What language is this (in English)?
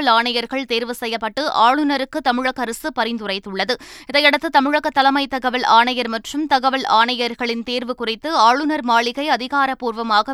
Tamil